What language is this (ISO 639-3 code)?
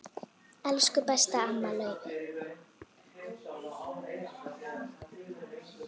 isl